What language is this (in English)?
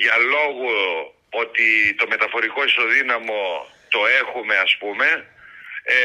Greek